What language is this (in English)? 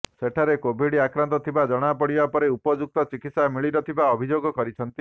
Odia